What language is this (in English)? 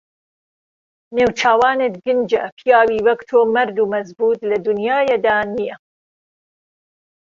Central Kurdish